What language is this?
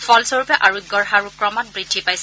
Assamese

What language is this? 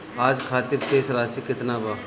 Bhojpuri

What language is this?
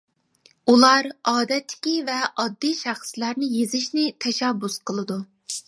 Uyghur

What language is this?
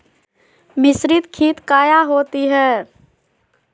Magahi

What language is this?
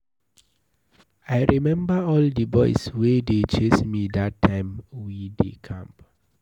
Nigerian Pidgin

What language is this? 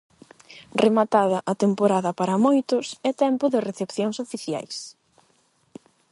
Galician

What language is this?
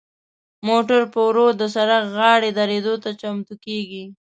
Pashto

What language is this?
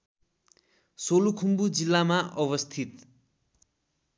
Nepali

